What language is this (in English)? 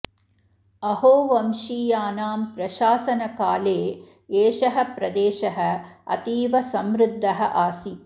Sanskrit